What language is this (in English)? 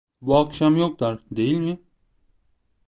Turkish